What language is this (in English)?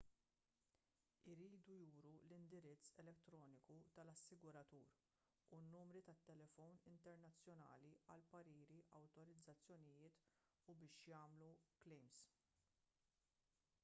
Maltese